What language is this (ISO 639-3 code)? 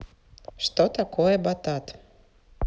rus